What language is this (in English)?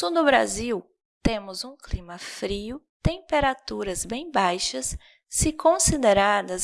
Portuguese